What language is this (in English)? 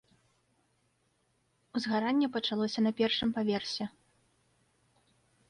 Belarusian